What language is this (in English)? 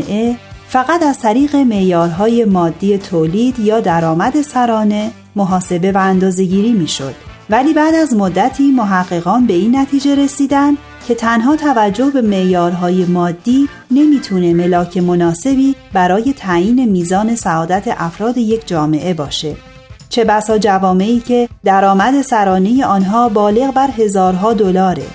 Persian